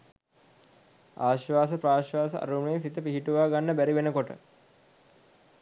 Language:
Sinhala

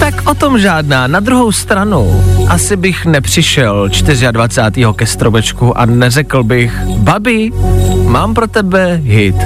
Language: Czech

